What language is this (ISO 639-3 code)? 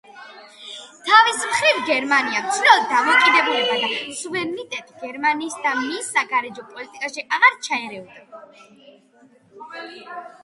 kat